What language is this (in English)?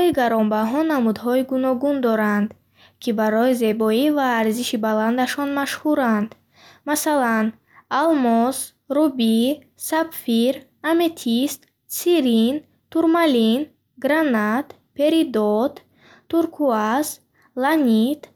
Bukharic